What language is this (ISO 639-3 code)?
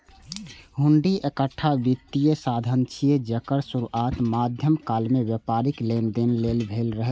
mai